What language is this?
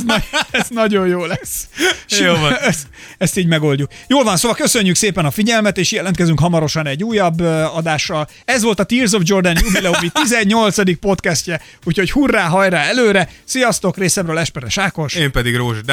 Hungarian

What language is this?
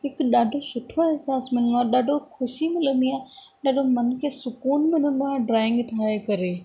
Sindhi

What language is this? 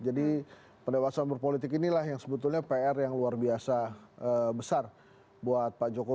Indonesian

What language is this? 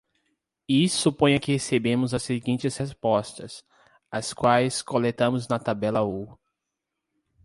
Portuguese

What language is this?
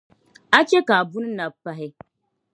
Dagbani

